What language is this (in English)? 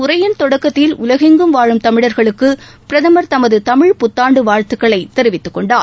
Tamil